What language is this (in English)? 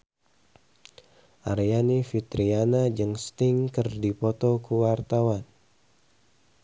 Sundanese